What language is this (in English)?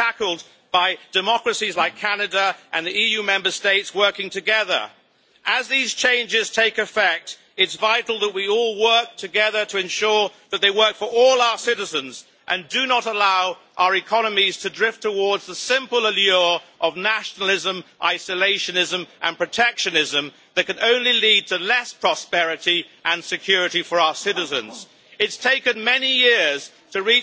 English